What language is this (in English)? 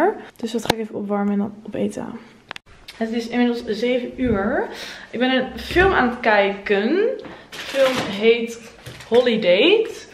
Dutch